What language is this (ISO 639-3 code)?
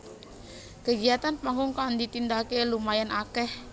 jav